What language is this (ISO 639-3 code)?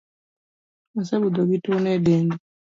luo